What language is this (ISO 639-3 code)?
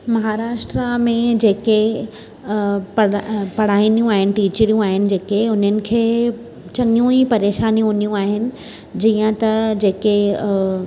snd